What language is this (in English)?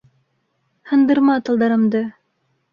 Bashkir